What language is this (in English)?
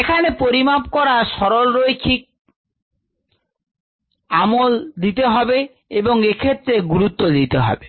Bangla